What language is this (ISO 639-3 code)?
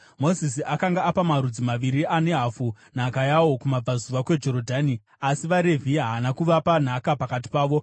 sna